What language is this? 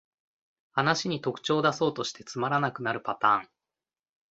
Japanese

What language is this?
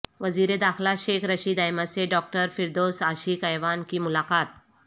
Urdu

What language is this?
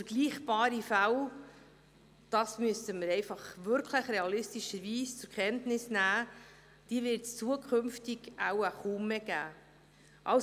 Swiss German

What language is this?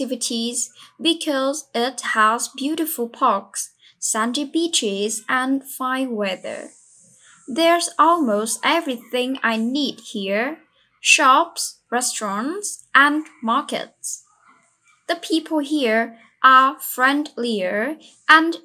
Vietnamese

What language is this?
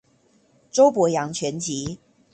Chinese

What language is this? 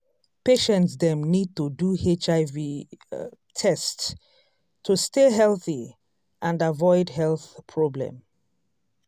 Nigerian Pidgin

